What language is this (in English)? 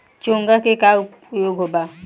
Bhojpuri